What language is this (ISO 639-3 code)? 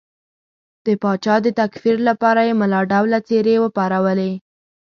pus